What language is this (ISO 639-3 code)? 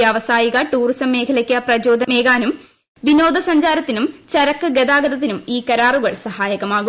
mal